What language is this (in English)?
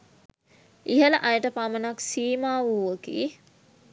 Sinhala